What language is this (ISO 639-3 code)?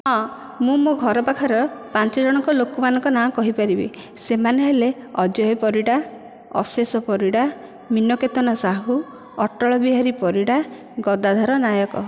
ori